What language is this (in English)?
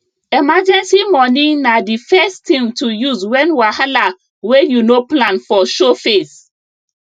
Nigerian Pidgin